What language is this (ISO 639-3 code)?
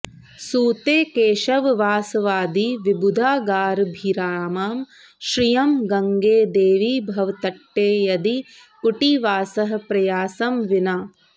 san